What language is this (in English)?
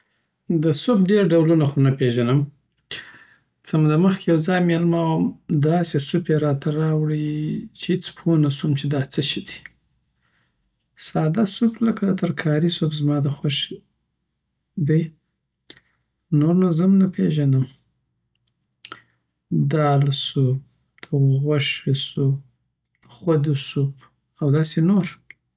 Southern Pashto